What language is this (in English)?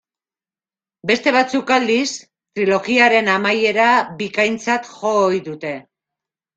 Basque